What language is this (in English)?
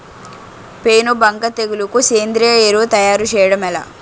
Telugu